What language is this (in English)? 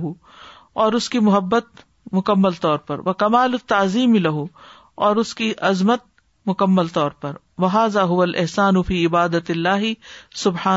Urdu